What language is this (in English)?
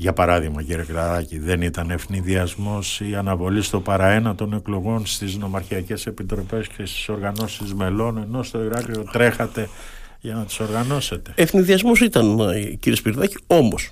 Greek